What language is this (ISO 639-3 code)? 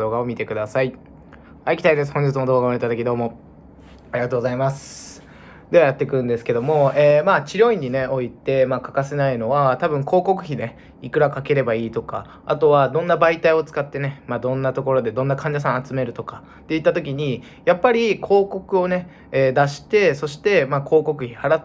jpn